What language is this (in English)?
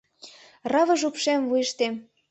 Mari